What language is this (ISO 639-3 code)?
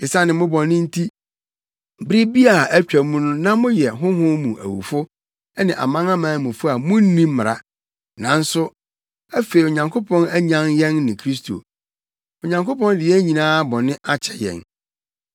aka